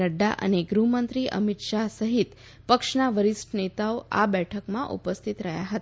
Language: Gujarati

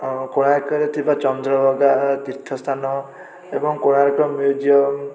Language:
Odia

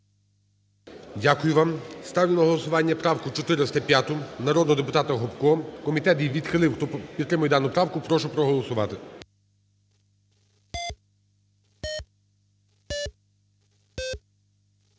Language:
Ukrainian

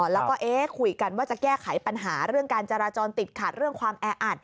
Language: Thai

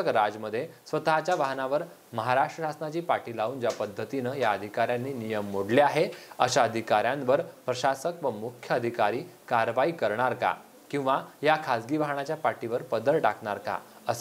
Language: Hindi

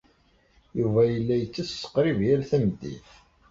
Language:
Kabyle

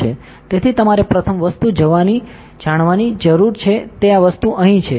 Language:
Gujarati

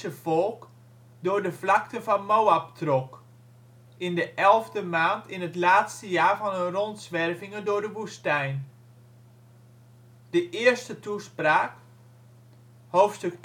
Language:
Dutch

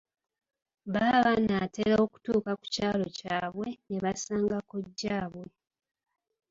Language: Ganda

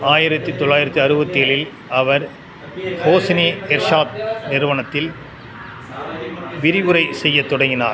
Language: Tamil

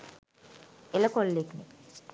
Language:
Sinhala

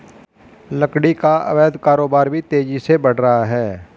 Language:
Hindi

